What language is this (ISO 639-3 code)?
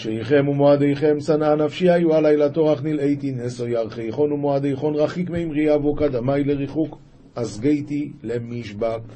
heb